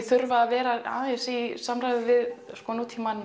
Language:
Icelandic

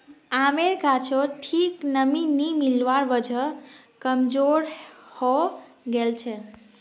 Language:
Magahi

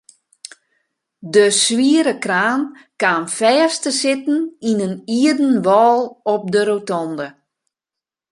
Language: Western Frisian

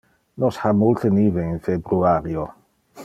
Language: Interlingua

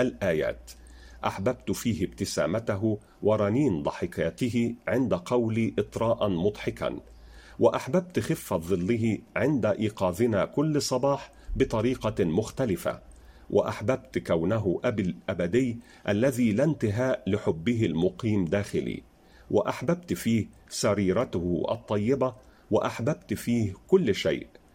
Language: Arabic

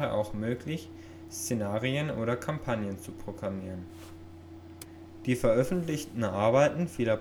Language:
German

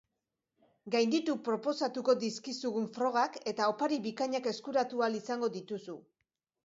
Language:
Basque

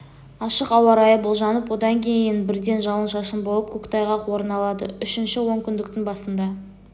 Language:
Kazakh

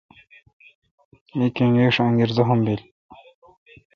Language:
Kalkoti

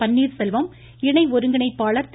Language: Tamil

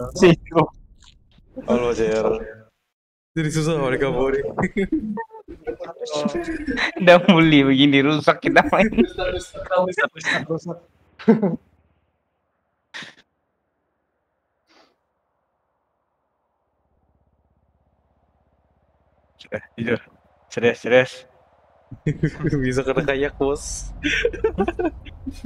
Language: Indonesian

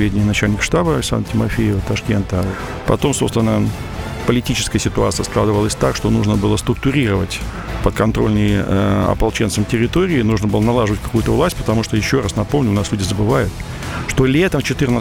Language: Russian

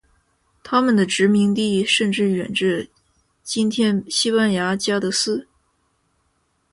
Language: Chinese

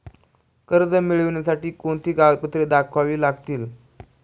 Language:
Marathi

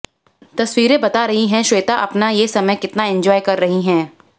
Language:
Hindi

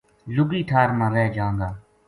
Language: Gujari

